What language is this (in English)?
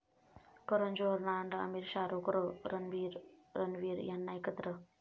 Marathi